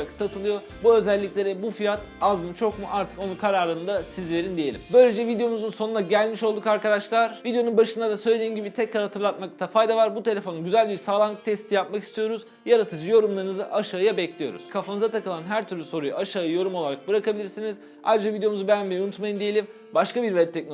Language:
Turkish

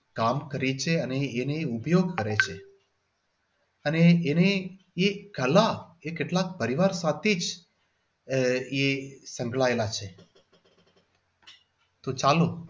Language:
Gujarati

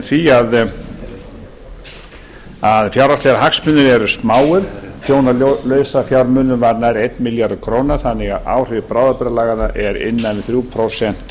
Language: Icelandic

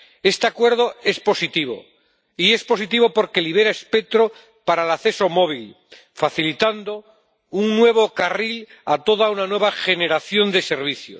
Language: Spanish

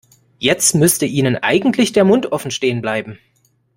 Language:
German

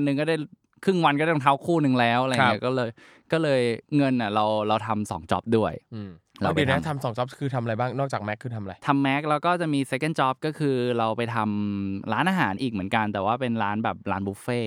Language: Thai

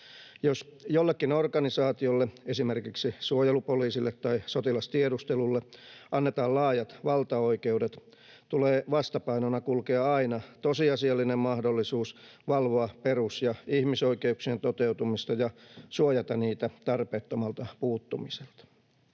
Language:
Finnish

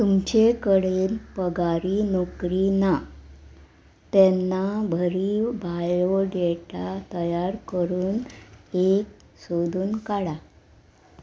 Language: Konkani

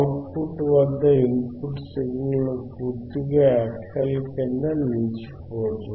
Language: Telugu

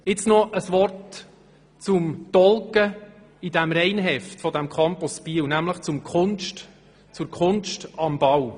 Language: Swiss German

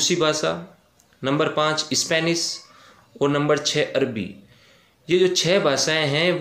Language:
Hindi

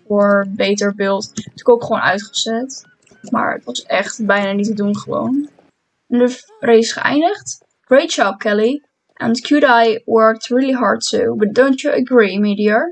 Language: Dutch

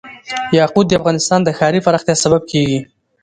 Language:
Pashto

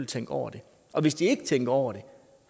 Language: Danish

